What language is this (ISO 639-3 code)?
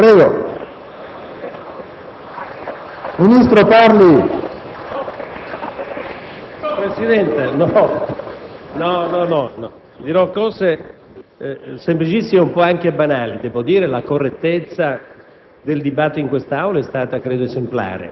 ita